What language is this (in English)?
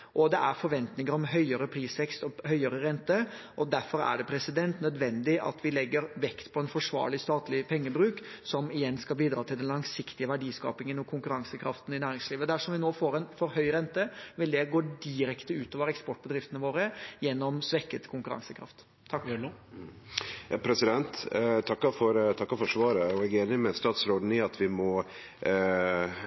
Norwegian